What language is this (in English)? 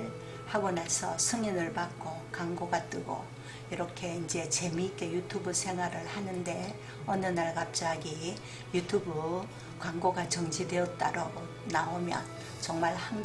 Korean